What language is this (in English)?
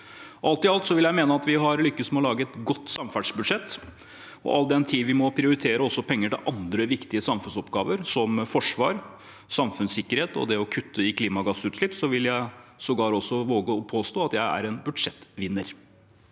Norwegian